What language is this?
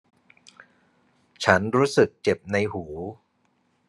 Thai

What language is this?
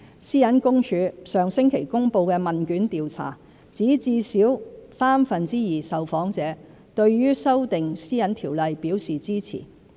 Cantonese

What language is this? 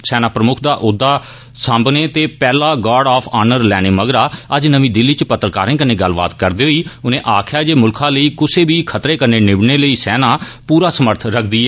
Dogri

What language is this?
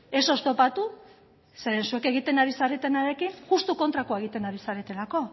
Basque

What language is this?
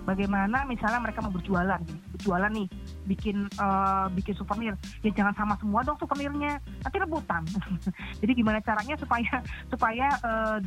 Indonesian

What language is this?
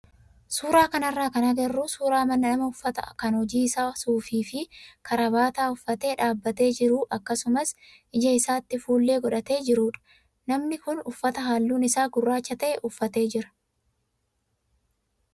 Oromo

